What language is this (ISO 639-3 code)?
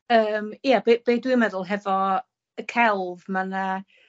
cym